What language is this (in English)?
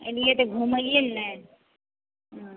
Maithili